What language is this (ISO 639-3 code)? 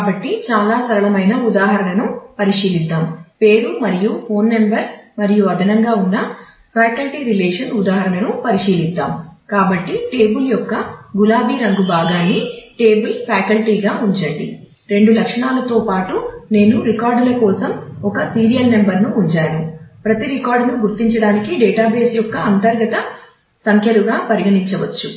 tel